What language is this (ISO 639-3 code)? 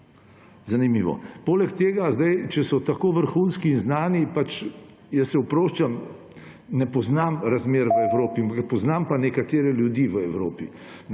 slv